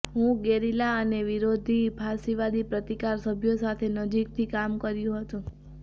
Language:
Gujarati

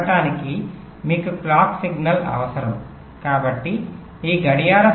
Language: Telugu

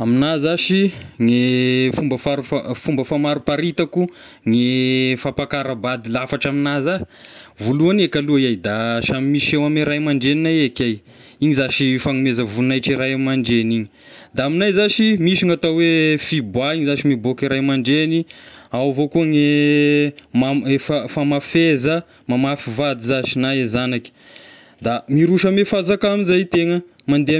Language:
Tesaka Malagasy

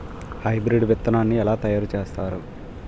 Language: Telugu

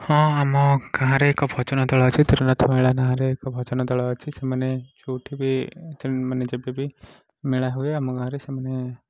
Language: Odia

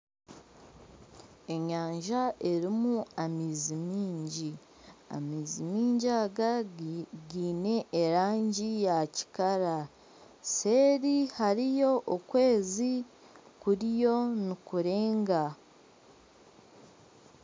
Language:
Nyankole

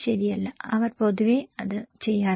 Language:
Malayalam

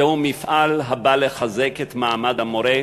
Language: Hebrew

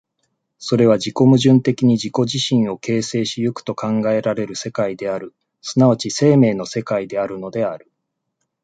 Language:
Japanese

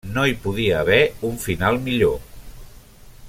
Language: Catalan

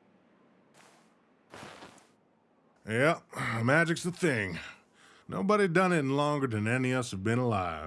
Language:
English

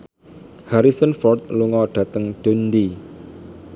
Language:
Javanese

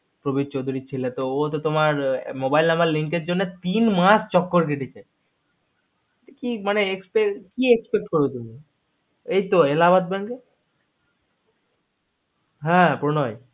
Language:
Bangla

